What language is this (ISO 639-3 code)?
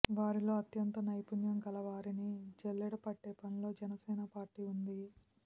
tel